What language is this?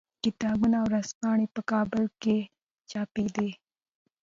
Pashto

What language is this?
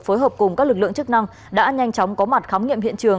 Vietnamese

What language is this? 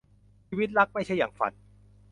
Thai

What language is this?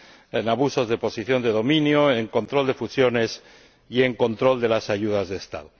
Spanish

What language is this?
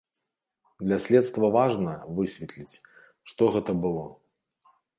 Belarusian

